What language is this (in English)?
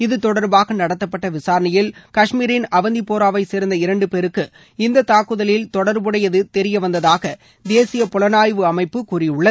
Tamil